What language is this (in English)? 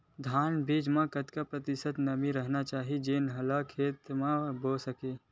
Chhattisgarhi